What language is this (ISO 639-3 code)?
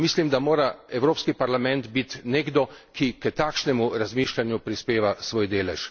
slv